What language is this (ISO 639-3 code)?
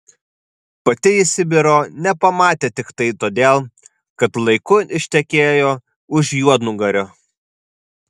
lit